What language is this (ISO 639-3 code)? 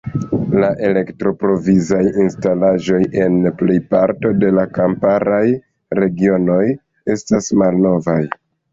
epo